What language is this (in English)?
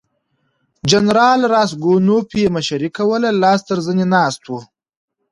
Pashto